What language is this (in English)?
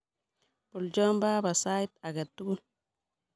Kalenjin